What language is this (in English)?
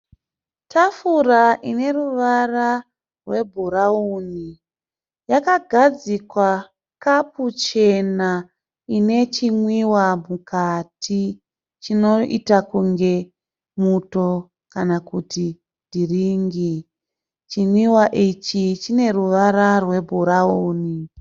Shona